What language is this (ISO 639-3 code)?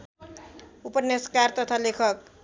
nep